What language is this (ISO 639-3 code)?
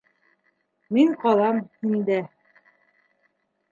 bak